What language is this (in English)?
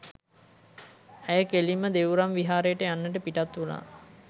Sinhala